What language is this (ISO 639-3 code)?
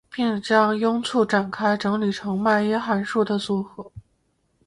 zho